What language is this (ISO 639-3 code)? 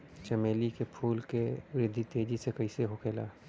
bho